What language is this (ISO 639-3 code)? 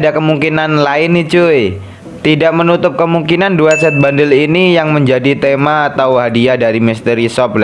ind